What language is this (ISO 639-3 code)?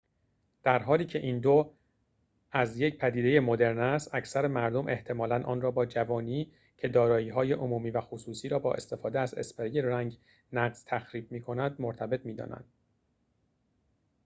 fas